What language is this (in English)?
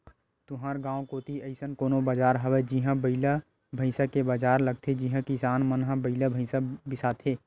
Chhattisgarhi